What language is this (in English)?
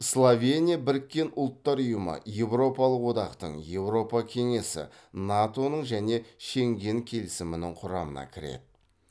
Kazakh